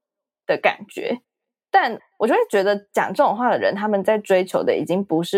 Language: Chinese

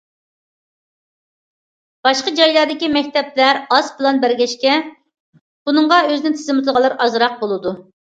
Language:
Uyghur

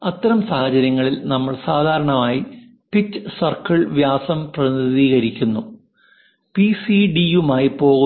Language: Malayalam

